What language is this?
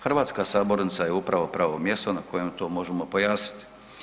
Croatian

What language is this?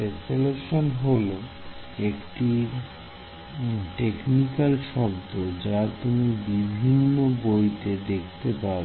Bangla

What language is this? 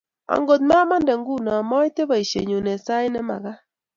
Kalenjin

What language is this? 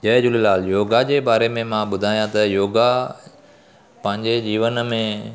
Sindhi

